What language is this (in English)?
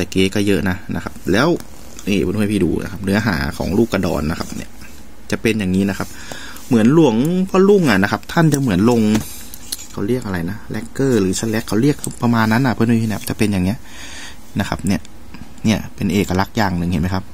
Thai